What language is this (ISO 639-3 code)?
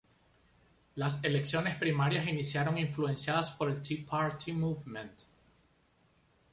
spa